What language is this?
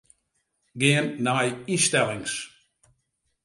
Western Frisian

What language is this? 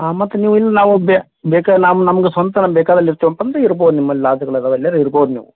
Kannada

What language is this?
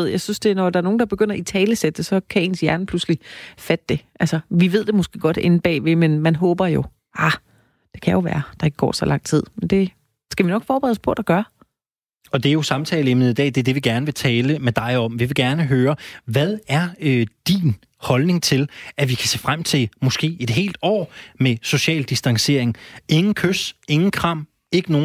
Danish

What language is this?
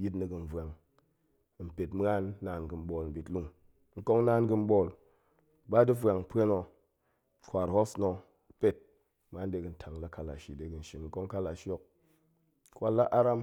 Goemai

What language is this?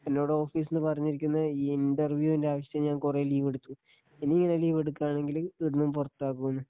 Malayalam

